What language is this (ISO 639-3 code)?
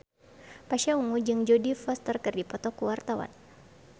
sun